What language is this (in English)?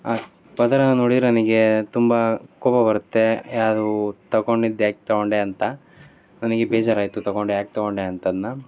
Kannada